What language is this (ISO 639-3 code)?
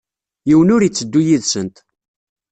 kab